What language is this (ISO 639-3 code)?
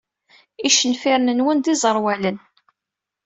kab